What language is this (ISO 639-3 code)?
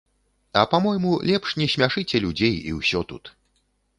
bel